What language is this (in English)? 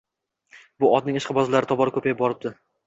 Uzbek